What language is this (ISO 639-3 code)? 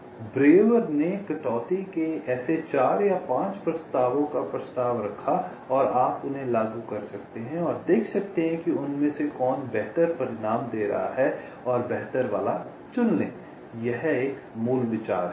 hin